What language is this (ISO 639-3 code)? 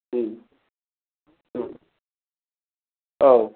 brx